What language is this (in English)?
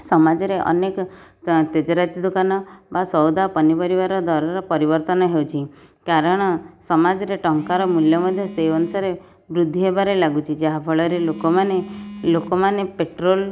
Odia